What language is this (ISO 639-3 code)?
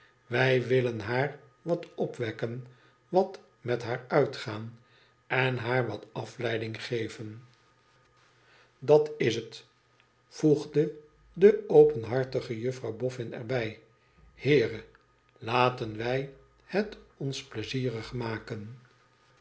nld